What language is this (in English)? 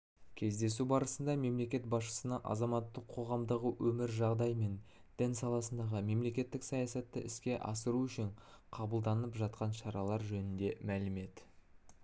Kazakh